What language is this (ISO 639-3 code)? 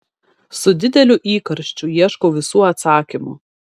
lit